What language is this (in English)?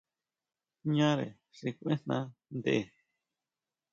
Huautla Mazatec